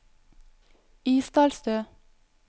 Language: Norwegian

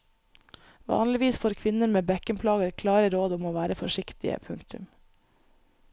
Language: Norwegian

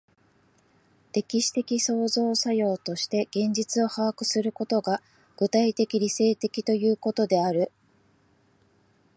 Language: Japanese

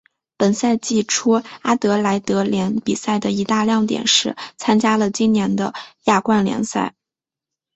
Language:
Chinese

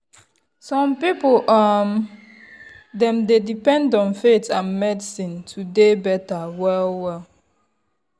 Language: Nigerian Pidgin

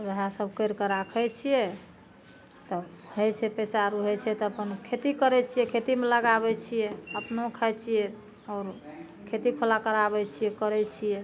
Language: Maithili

